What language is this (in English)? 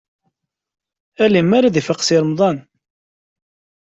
Kabyle